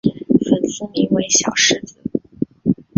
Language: Chinese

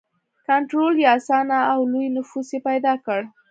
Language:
Pashto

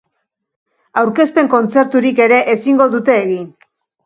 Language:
Basque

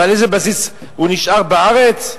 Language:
Hebrew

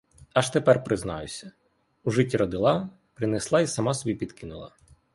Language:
Ukrainian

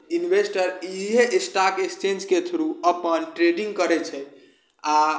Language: Maithili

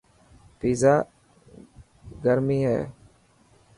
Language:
Dhatki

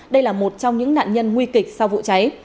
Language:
Vietnamese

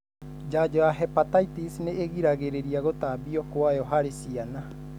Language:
Kikuyu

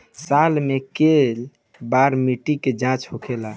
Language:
Bhojpuri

